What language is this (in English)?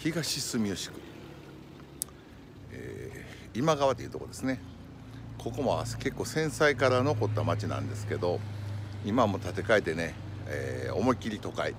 Japanese